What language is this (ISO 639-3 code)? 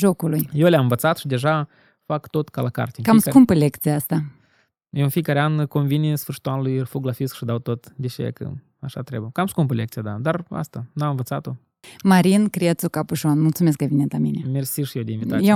ron